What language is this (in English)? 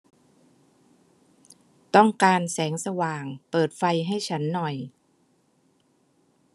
Thai